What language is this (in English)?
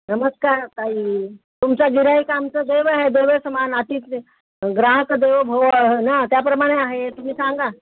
Marathi